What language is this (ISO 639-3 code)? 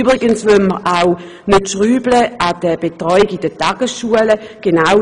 gsw